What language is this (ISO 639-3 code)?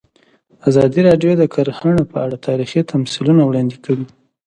pus